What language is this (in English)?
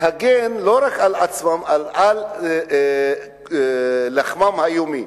Hebrew